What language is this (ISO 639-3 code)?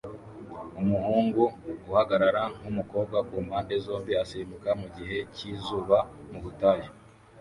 kin